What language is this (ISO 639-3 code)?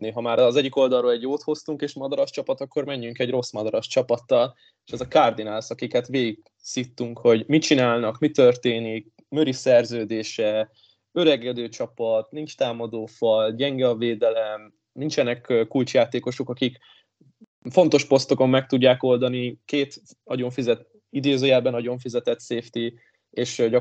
hun